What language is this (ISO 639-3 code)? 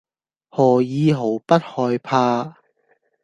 yue